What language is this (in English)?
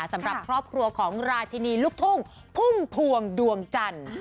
Thai